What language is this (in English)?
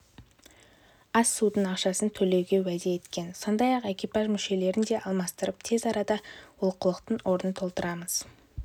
Kazakh